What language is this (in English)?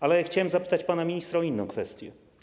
Polish